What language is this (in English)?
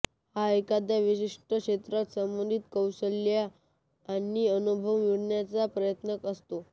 Marathi